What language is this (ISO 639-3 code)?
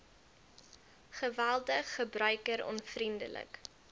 afr